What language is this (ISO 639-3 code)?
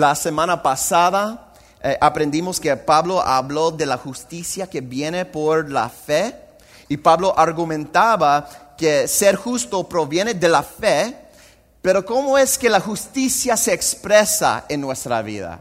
spa